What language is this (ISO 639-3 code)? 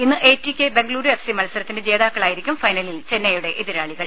mal